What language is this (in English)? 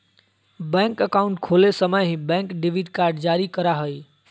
Magahi